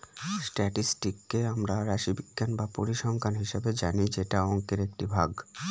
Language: Bangla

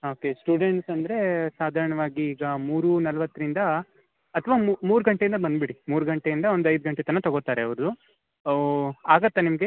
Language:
Kannada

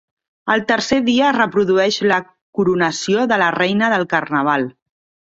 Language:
Catalan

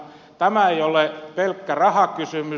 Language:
Finnish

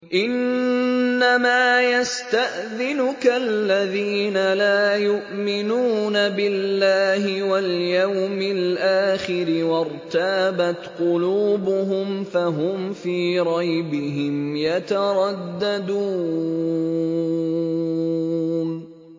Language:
Arabic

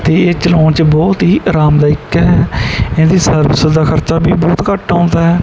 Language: Punjabi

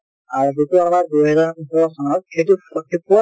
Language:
Assamese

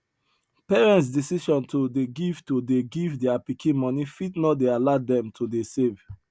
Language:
Nigerian Pidgin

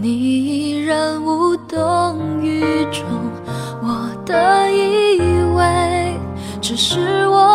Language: Chinese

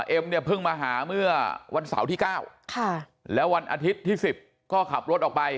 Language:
Thai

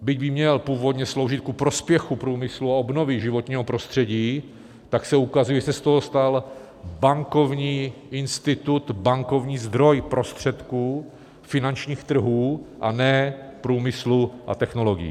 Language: Czech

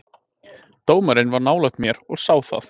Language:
Icelandic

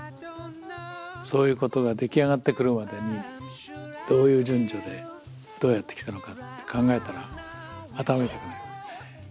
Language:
Japanese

